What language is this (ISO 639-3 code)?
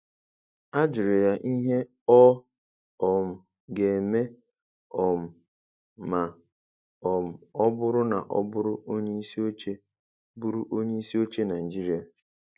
ibo